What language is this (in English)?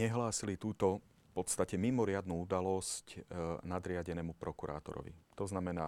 Slovak